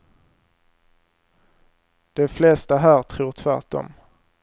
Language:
Swedish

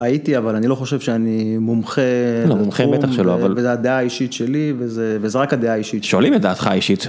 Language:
Hebrew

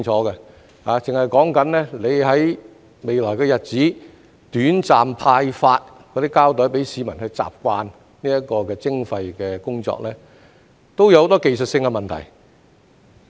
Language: Cantonese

